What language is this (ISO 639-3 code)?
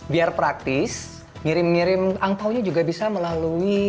ind